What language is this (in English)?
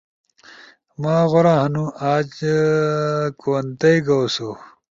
Ushojo